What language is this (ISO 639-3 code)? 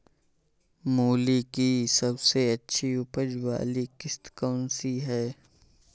hin